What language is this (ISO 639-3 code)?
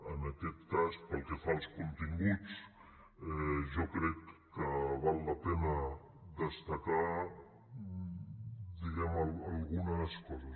cat